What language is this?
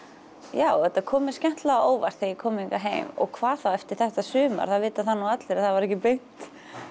Icelandic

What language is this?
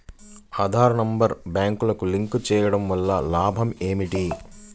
Telugu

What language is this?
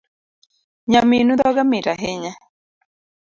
Luo (Kenya and Tanzania)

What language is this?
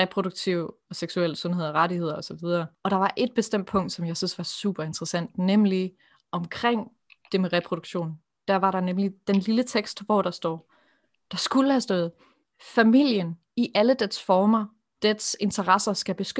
Danish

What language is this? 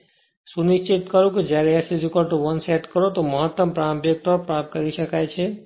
Gujarati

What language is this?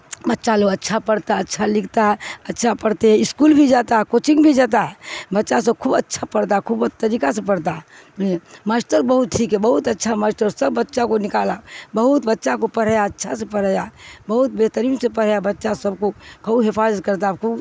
Urdu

